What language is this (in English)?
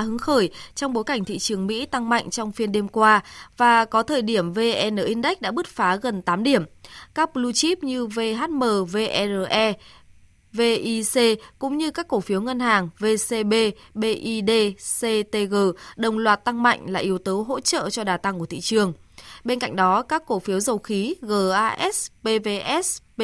Vietnamese